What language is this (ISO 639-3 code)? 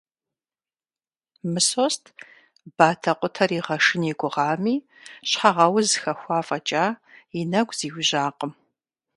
kbd